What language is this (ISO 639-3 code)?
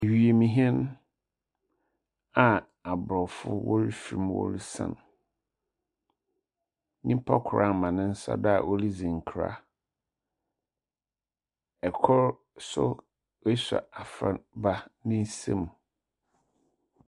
aka